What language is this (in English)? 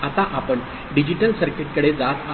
Marathi